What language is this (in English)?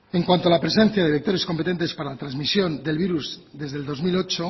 Spanish